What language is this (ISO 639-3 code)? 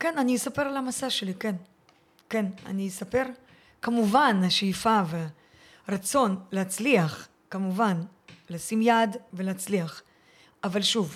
heb